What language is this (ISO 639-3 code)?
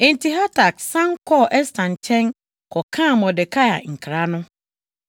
aka